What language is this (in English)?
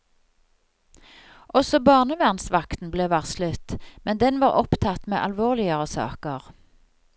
Norwegian